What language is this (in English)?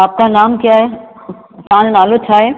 Sindhi